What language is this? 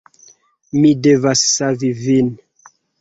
Esperanto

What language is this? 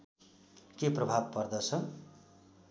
Nepali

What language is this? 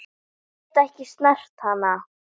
Icelandic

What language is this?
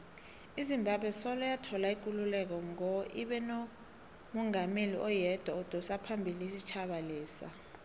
South Ndebele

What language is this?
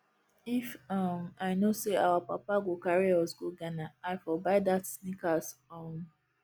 Nigerian Pidgin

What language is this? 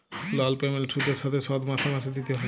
Bangla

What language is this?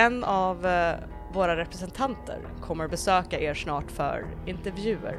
Swedish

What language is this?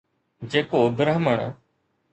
Sindhi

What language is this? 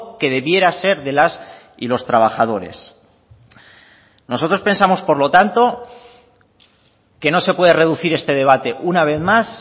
Spanish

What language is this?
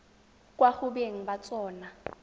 Tswana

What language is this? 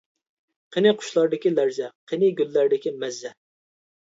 Uyghur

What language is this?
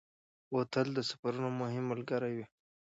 Pashto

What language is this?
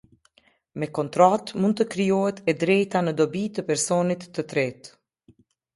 Albanian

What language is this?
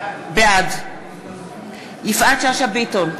Hebrew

